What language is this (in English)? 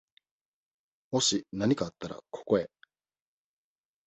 Japanese